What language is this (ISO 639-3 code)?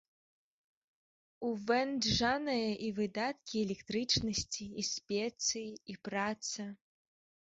bel